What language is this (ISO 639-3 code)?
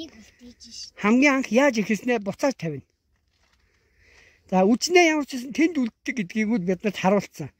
tur